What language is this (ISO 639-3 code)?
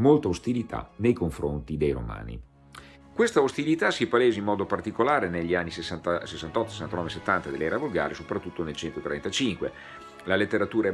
ita